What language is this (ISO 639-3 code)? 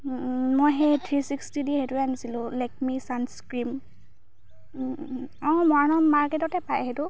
asm